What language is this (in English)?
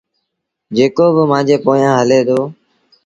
Sindhi Bhil